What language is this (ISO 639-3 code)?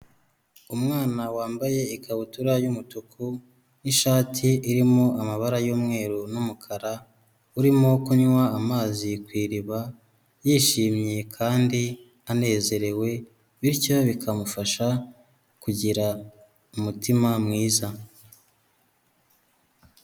kin